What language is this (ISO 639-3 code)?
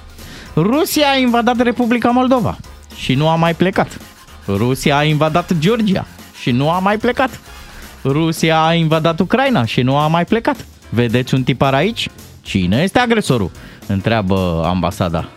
ron